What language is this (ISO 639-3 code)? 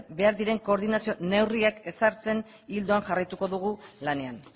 eus